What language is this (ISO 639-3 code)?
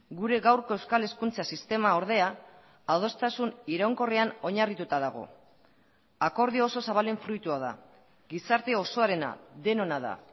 eus